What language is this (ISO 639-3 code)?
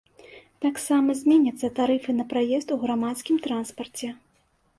bel